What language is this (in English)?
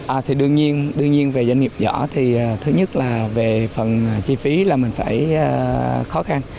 Vietnamese